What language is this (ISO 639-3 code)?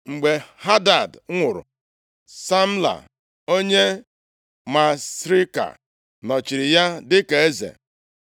ibo